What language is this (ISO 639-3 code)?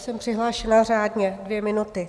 ces